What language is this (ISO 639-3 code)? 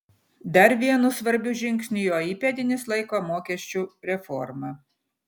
lit